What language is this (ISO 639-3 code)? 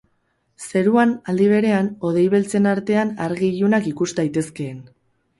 eus